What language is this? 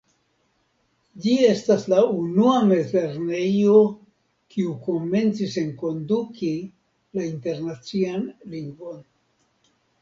Esperanto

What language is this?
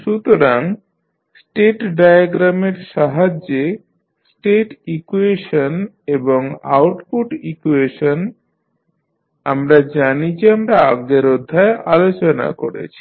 Bangla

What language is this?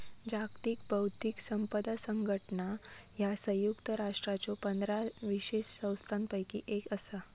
Marathi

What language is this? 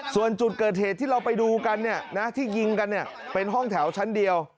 Thai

